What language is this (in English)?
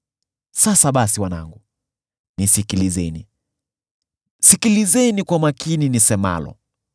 Swahili